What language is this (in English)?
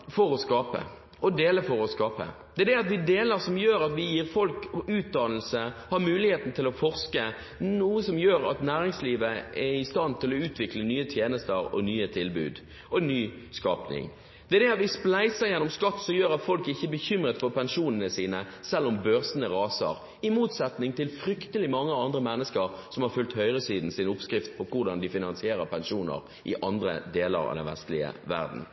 Norwegian Bokmål